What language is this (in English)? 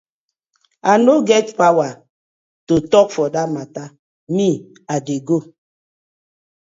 Nigerian Pidgin